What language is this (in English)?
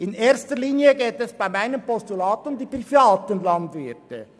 Swiss German